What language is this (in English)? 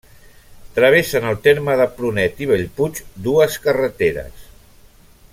Catalan